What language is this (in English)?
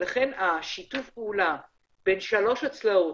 Hebrew